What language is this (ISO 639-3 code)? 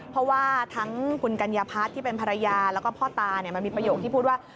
tha